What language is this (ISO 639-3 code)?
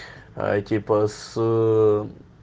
rus